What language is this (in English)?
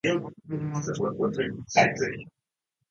Japanese